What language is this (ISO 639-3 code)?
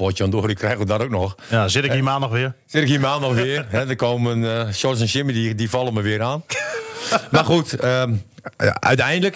nld